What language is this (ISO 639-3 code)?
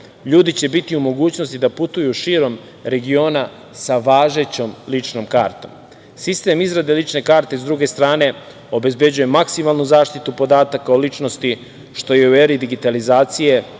srp